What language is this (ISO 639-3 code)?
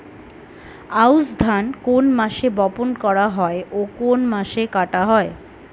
ben